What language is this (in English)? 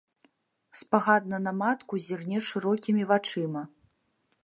Belarusian